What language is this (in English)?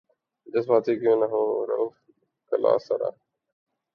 Urdu